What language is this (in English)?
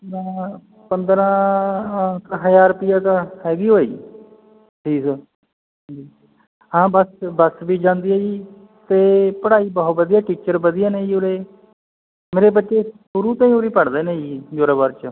Punjabi